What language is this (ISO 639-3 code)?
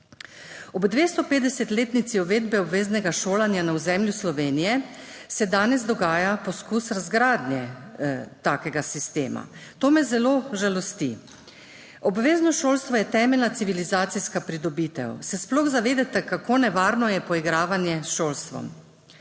slv